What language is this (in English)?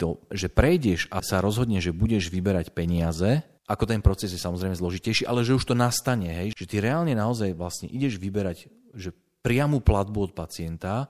Slovak